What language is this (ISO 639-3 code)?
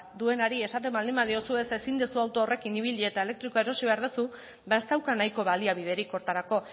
eus